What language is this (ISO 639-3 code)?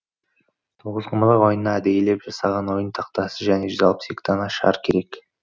kaz